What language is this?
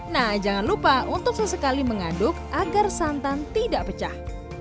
Indonesian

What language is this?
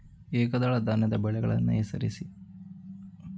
Kannada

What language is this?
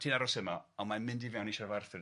Welsh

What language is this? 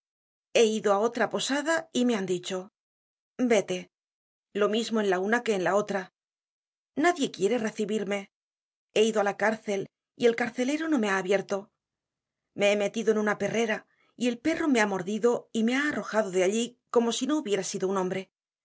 Spanish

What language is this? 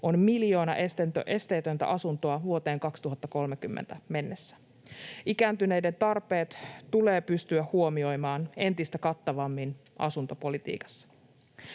Finnish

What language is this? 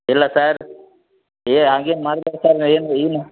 Kannada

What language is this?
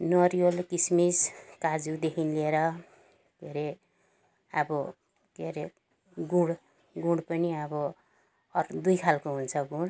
Nepali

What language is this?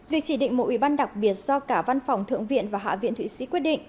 Vietnamese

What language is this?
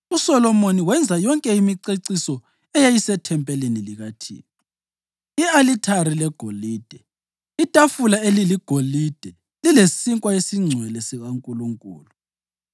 North Ndebele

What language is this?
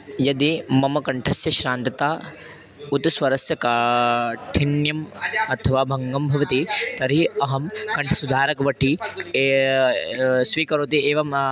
Sanskrit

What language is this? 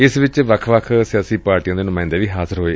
Punjabi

